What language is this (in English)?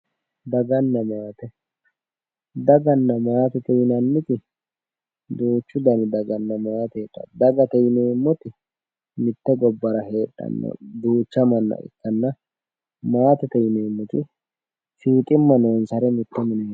Sidamo